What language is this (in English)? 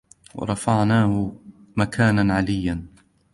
Arabic